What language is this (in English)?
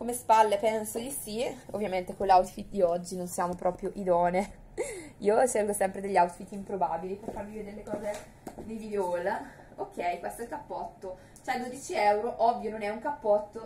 Italian